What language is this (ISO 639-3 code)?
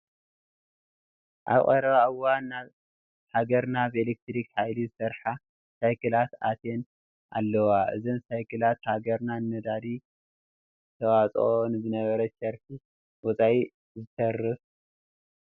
tir